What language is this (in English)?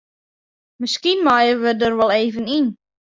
Western Frisian